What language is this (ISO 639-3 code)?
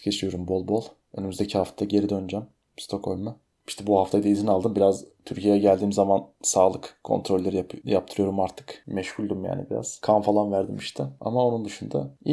tur